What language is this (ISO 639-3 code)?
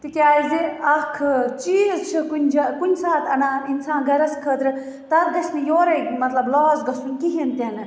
kas